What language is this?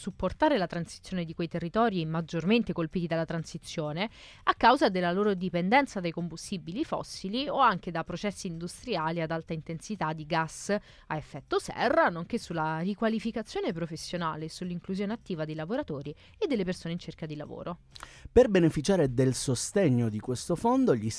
Italian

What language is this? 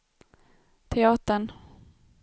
Swedish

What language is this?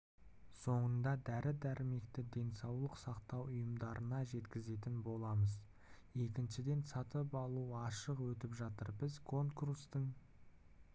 Kazakh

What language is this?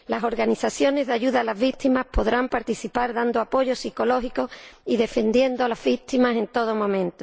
Spanish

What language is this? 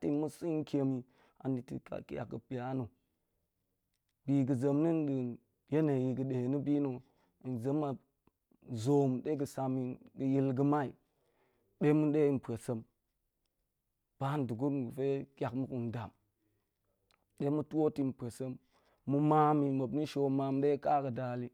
Goemai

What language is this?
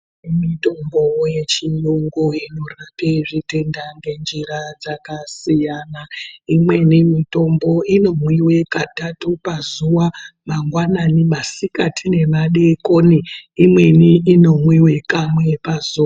Ndau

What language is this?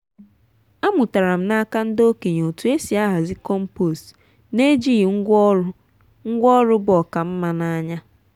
Igbo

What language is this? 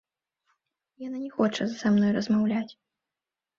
Belarusian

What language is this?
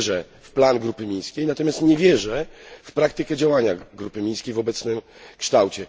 Polish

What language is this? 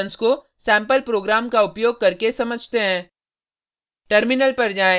Hindi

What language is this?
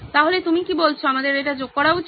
Bangla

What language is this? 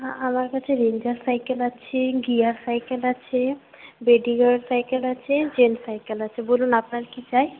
Bangla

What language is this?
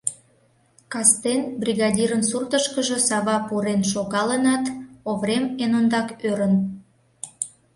Mari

